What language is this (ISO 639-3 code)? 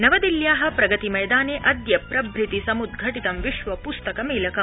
san